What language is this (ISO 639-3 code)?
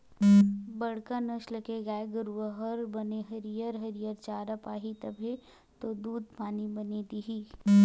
hne